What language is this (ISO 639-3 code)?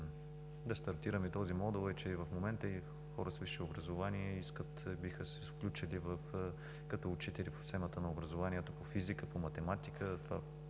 bul